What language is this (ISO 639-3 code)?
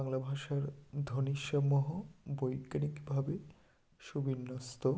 ben